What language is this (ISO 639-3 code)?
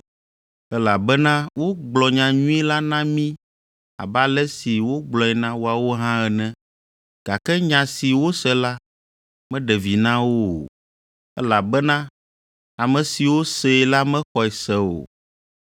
ewe